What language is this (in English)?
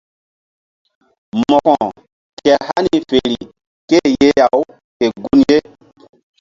Mbum